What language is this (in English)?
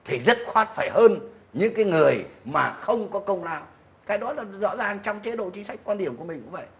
Vietnamese